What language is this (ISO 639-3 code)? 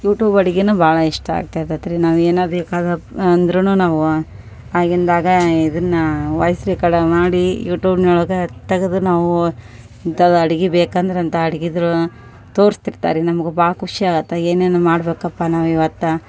kan